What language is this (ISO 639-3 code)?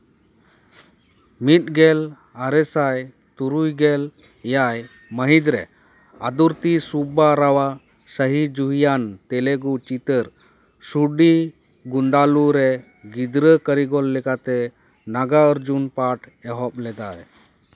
sat